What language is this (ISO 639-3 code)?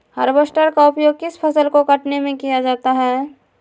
mag